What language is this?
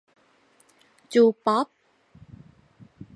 Thai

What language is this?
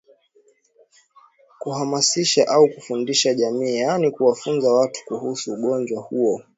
Swahili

